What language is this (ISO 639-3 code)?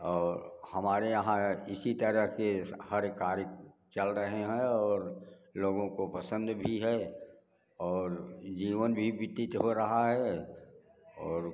hin